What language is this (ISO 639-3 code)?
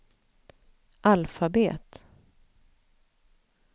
swe